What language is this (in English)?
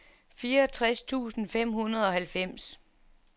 Danish